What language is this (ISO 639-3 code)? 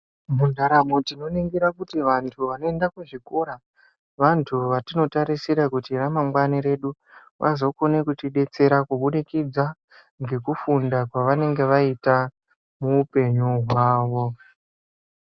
ndc